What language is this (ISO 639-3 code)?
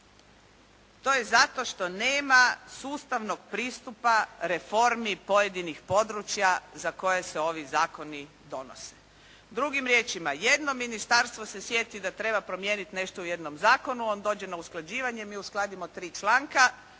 hrv